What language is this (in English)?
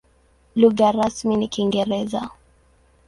Swahili